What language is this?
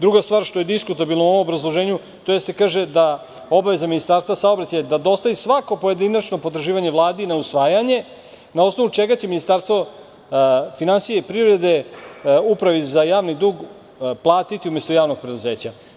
Serbian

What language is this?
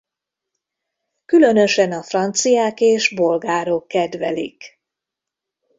Hungarian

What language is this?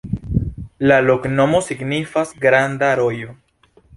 Esperanto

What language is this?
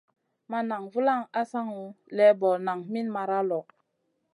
Masana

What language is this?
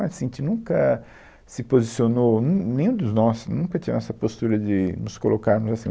Portuguese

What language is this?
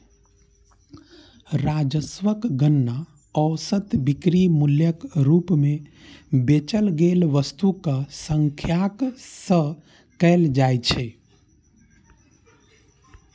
Maithili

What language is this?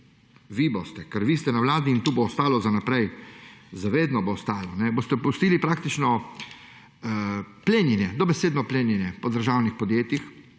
Slovenian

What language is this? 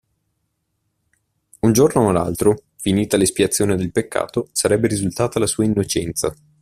Italian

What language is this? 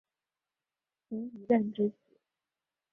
Chinese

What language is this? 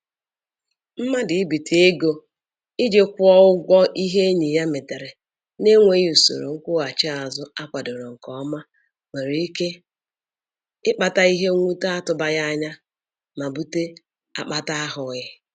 Igbo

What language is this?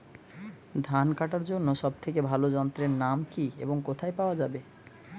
Bangla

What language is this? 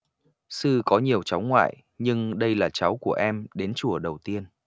Vietnamese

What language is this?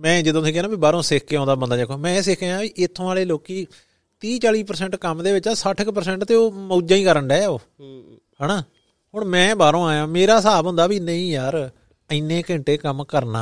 Punjabi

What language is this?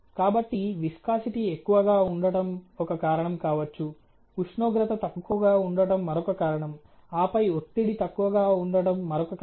Telugu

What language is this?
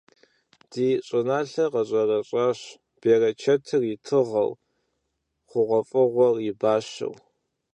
Kabardian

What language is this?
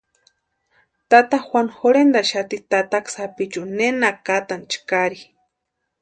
Western Highland Purepecha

